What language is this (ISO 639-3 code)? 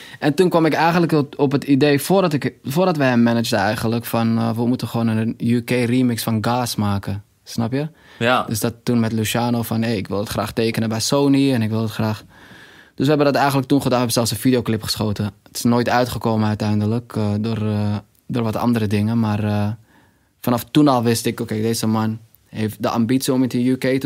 nld